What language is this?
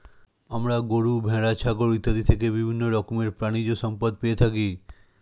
Bangla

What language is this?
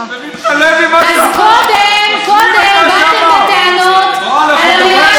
Hebrew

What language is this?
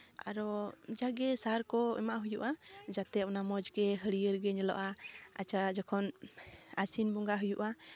Santali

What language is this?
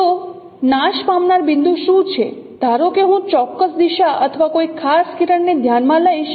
Gujarati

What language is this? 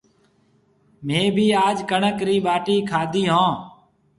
Marwari (Pakistan)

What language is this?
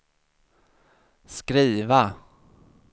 Swedish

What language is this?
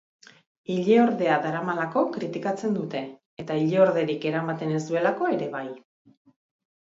Basque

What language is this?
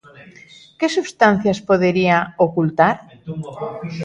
Galician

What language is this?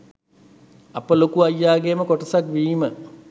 Sinhala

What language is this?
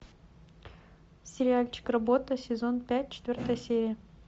Russian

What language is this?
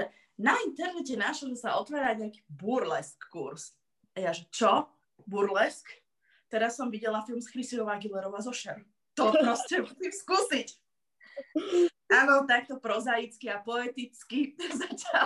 Slovak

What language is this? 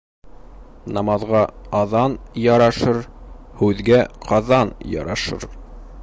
Bashkir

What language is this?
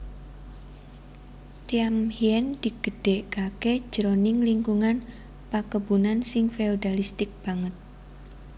Javanese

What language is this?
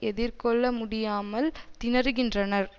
Tamil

